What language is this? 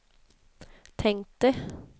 Swedish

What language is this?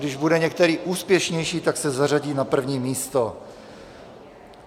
Czech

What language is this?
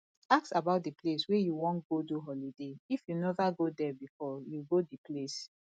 Nigerian Pidgin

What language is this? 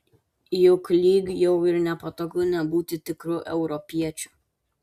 Lithuanian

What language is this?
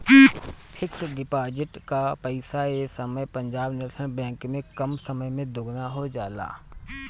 Bhojpuri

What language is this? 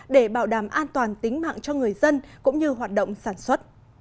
Vietnamese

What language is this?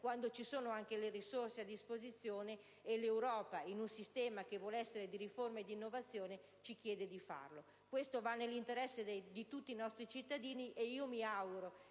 Italian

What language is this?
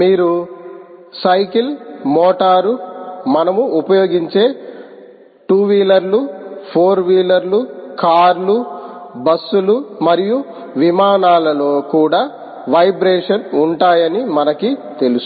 Telugu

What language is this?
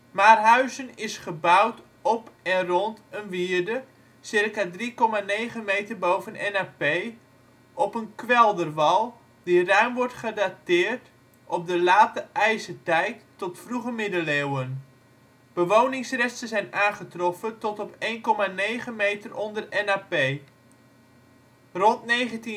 Dutch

